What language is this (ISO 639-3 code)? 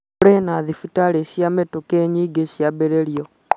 kik